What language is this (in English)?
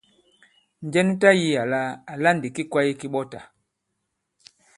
Bankon